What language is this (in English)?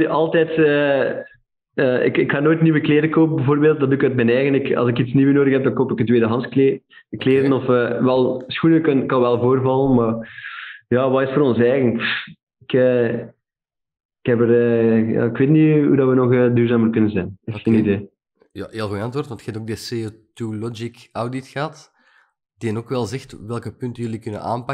Dutch